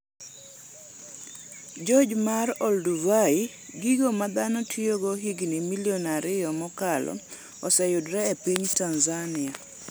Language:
Luo (Kenya and Tanzania)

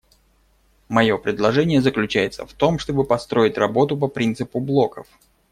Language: Russian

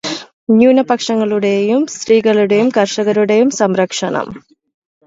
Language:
Malayalam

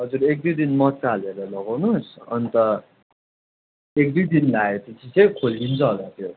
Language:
Nepali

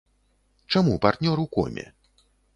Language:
Belarusian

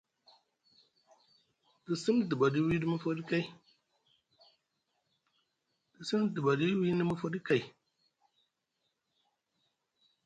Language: Musgu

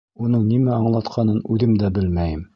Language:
Bashkir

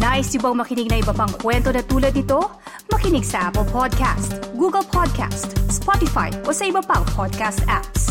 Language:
Filipino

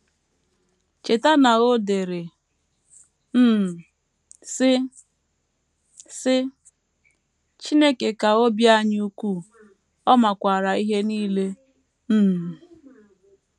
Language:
Igbo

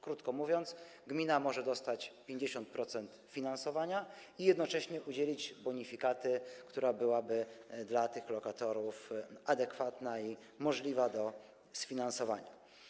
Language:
Polish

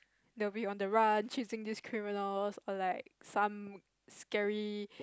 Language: English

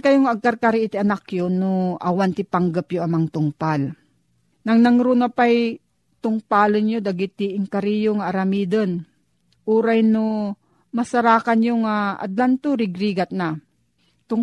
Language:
Filipino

